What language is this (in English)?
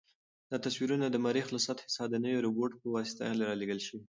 Pashto